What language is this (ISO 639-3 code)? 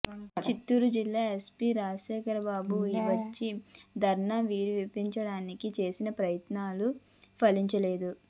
tel